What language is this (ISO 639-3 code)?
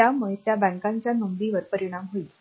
mar